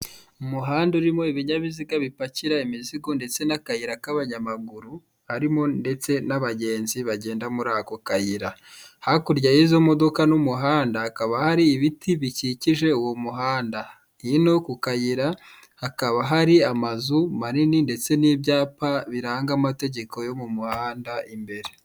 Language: Kinyarwanda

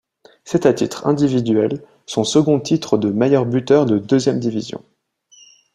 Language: French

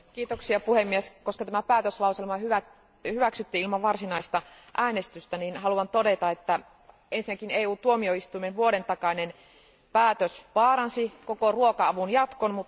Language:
Finnish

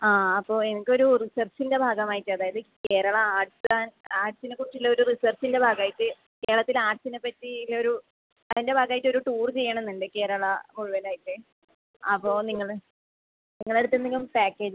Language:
Malayalam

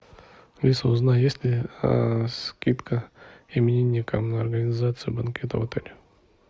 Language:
Russian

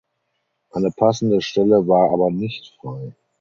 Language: German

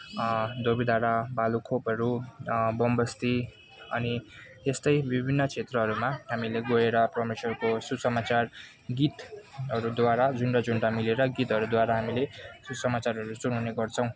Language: Nepali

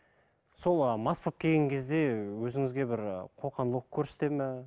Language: Kazakh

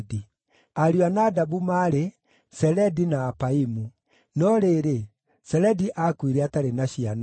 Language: Kikuyu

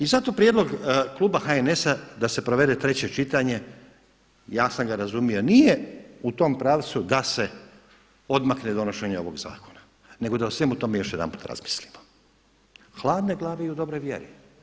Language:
Croatian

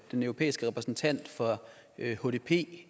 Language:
Danish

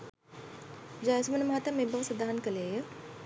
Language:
Sinhala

